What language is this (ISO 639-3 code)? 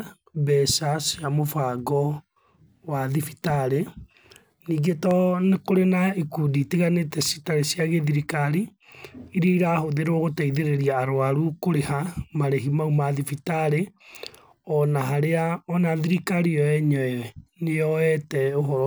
kik